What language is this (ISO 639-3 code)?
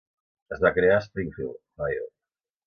cat